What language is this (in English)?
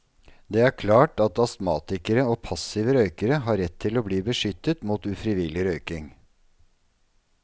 Norwegian